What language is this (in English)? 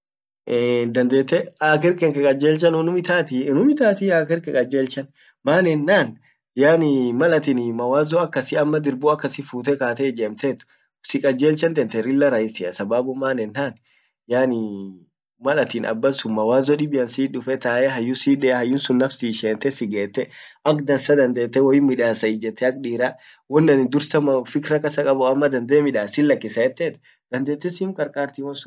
Orma